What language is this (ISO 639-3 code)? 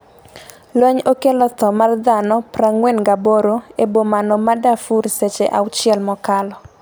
luo